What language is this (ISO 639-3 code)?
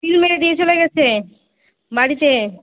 ben